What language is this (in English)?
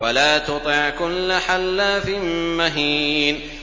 Arabic